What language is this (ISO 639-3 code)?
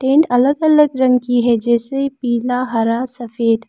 hin